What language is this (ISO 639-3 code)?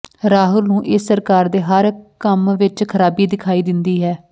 pan